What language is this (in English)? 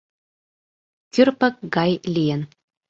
Mari